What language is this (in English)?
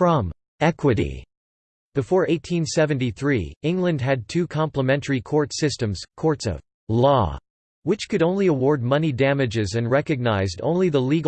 English